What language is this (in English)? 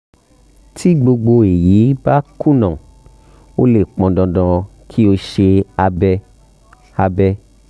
Yoruba